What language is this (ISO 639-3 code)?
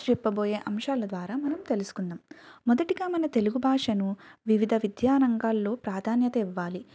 tel